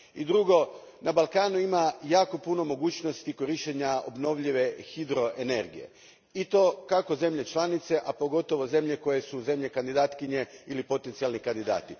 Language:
Croatian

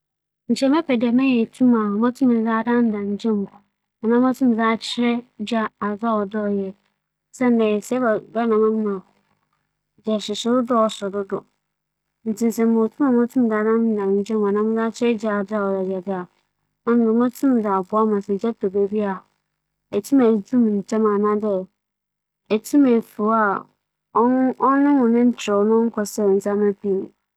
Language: Akan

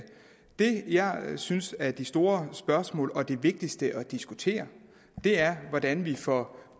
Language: Danish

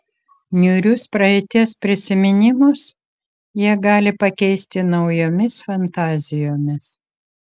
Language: Lithuanian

